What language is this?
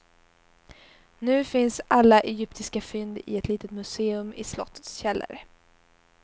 Swedish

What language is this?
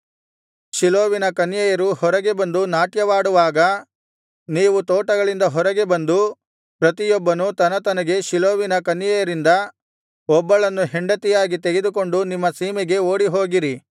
Kannada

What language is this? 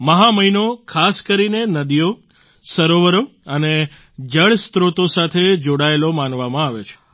Gujarati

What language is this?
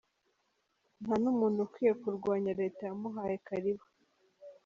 Kinyarwanda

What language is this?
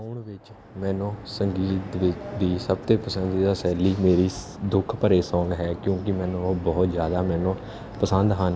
Punjabi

